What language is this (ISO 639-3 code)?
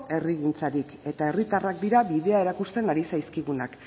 eus